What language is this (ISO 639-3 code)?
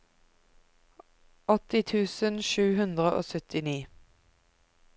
nor